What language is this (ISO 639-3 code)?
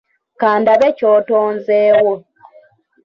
lug